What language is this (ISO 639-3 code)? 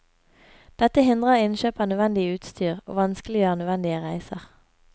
nor